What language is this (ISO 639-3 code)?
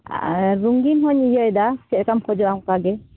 sat